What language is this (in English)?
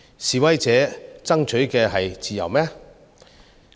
Cantonese